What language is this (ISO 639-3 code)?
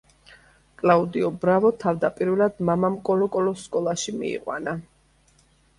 kat